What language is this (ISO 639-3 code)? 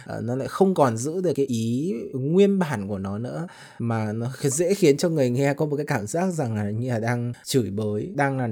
vie